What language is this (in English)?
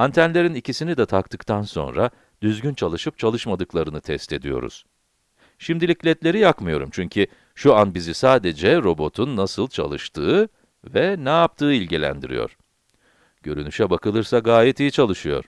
Turkish